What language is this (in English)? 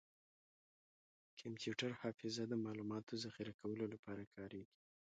Pashto